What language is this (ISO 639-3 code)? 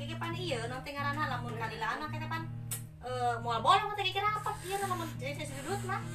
msa